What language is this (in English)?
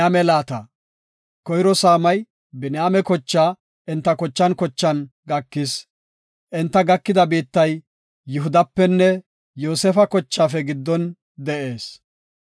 Gofa